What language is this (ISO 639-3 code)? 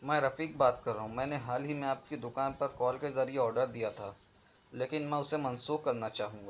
urd